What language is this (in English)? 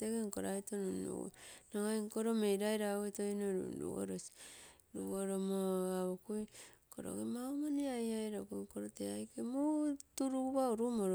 Terei